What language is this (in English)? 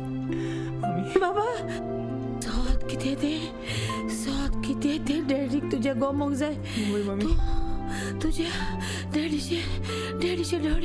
Hindi